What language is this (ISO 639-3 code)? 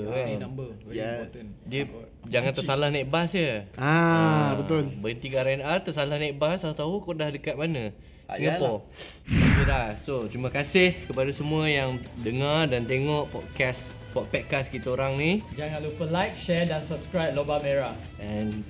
msa